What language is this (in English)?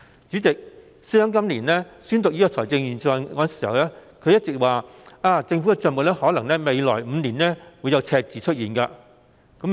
Cantonese